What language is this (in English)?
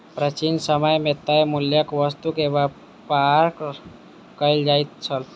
Maithili